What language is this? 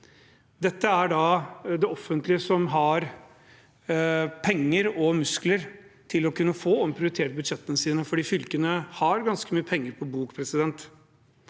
Norwegian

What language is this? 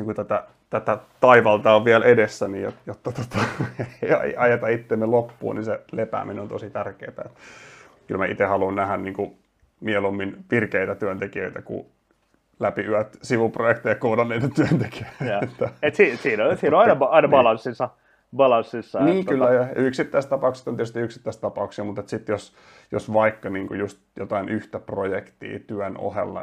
Finnish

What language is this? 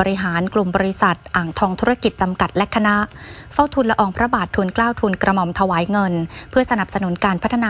Thai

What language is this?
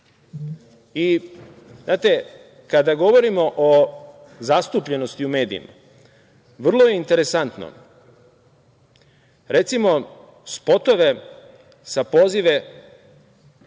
Serbian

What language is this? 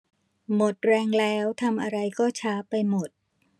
Thai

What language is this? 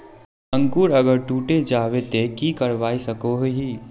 Magahi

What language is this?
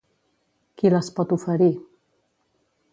Catalan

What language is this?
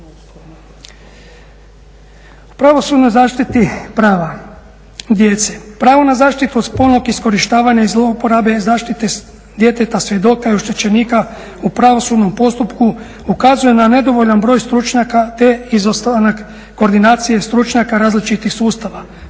Croatian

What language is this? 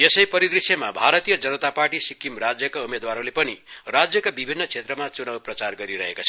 Nepali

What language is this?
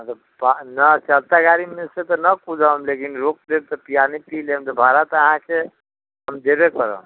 Maithili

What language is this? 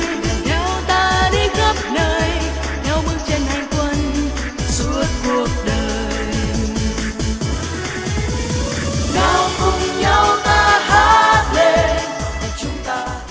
Vietnamese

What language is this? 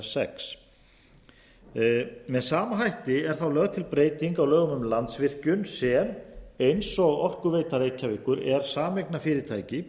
Icelandic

